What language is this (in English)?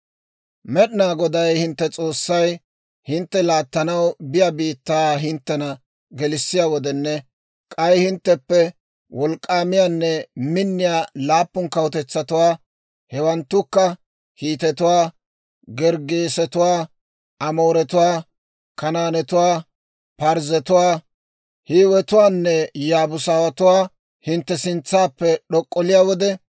Dawro